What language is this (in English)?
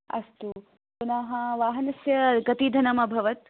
Sanskrit